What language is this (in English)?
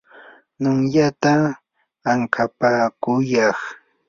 Yanahuanca Pasco Quechua